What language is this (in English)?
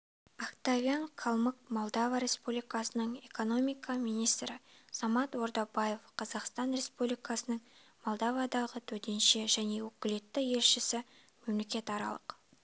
Kazakh